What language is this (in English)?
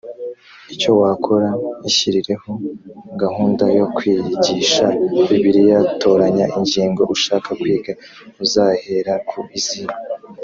Kinyarwanda